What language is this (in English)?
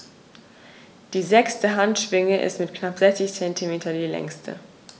German